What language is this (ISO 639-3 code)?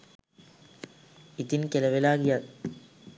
sin